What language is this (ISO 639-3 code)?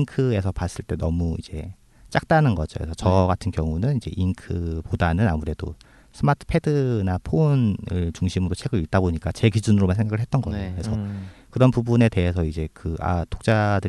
kor